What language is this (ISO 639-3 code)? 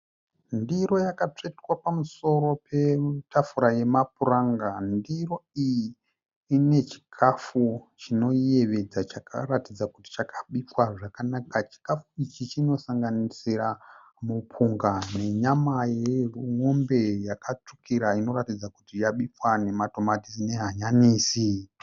sna